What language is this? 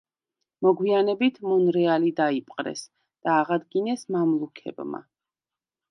Georgian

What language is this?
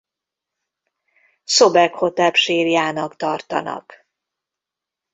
Hungarian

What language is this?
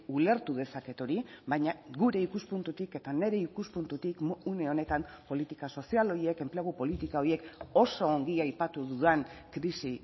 Basque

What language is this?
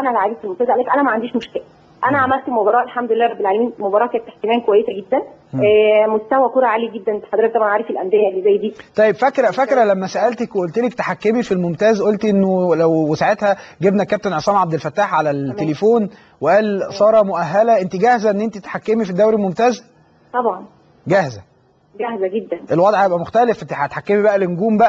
Arabic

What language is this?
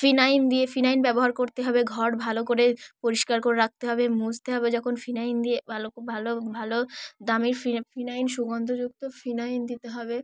Bangla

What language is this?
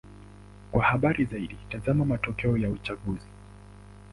Swahili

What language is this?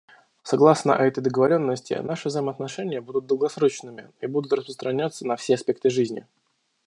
Russian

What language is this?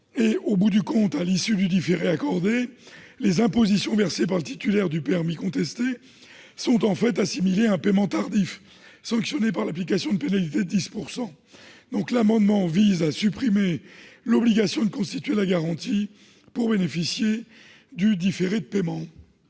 French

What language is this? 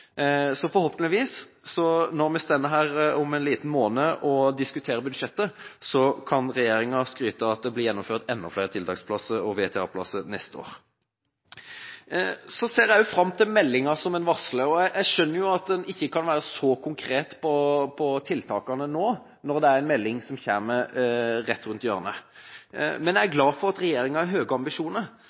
Norwegian Bokmål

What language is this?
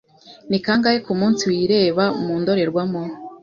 Kinyarwanda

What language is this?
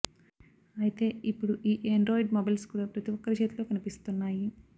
Telugu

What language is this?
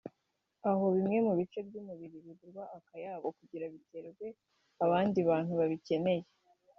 Kinyarwanda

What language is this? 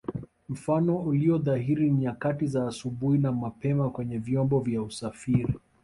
Swahili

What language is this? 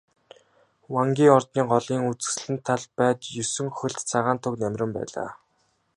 Mongolian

